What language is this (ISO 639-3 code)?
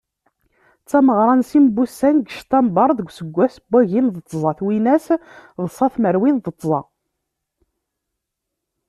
kab